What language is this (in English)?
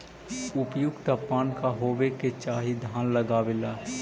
Magahi